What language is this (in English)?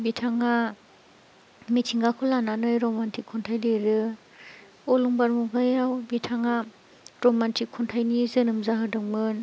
Bodo